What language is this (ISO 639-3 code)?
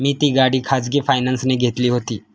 mar